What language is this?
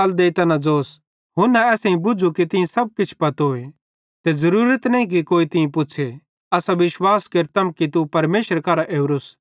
Bhadrawahi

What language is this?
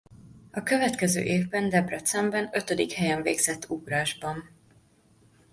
Hungarian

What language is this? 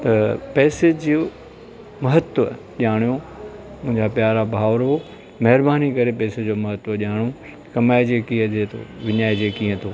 Sindhi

